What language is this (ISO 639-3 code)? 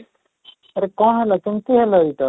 ori